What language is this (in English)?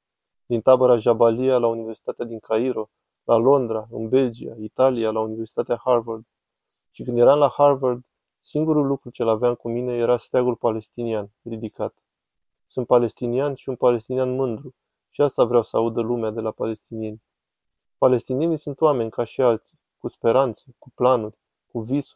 Romanian